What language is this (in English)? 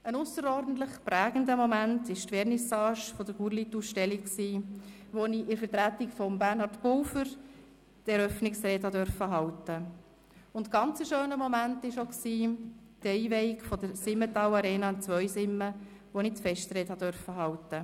Swiss German